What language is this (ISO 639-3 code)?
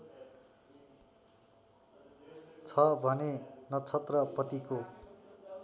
nep